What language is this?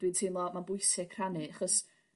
Welsh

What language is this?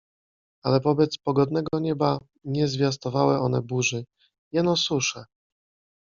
Polish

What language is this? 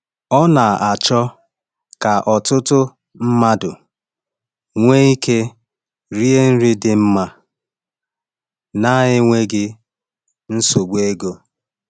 Igbo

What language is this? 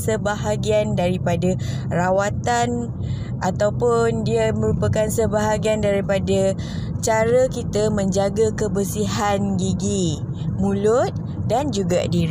Malay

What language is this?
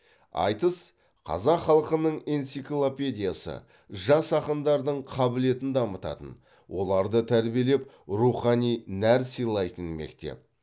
Kazakh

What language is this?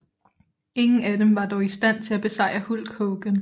Danish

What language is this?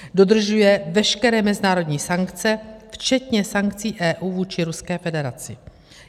Czech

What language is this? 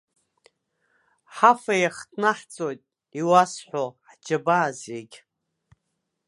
Abkhazian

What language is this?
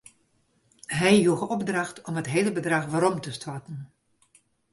Western Frisian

